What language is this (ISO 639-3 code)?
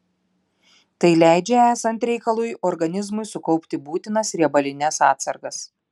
lit